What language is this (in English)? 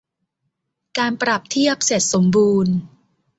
Thai